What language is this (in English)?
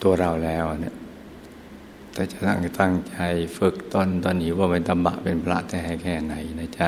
Thai